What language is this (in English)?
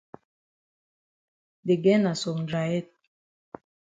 Cameroon Pidgin